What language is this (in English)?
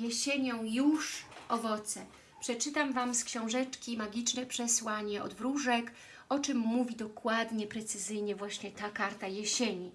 Polish